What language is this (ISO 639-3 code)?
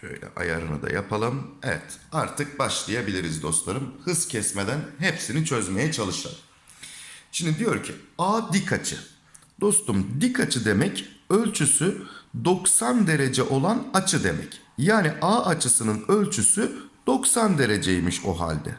tur